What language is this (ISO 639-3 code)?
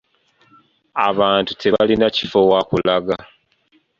lug